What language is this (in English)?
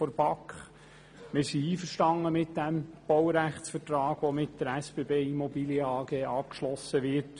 Swiss German